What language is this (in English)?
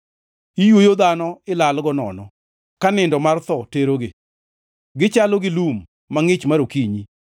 Luo (Kenya and Tanzania)